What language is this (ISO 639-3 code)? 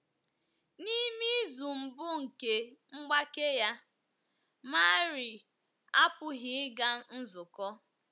ibo